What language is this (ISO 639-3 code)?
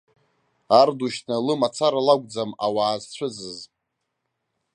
abk